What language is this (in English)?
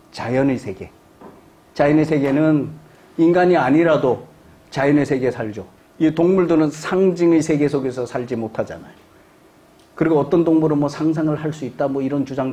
Korean